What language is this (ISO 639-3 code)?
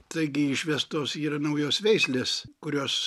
lit